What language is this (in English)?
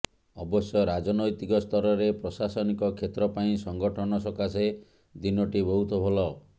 Odia